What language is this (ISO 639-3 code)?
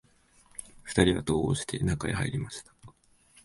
jpn